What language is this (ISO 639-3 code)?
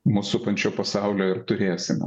lit